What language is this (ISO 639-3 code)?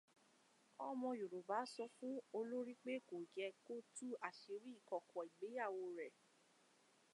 yor